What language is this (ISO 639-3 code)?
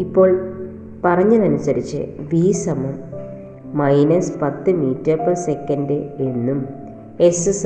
mal